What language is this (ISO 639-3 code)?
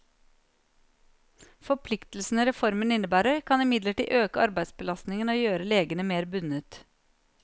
nor